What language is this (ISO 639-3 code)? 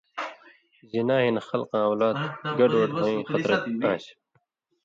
mvy